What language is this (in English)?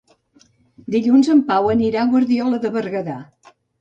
Catalan